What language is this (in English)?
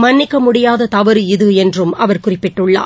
Tamil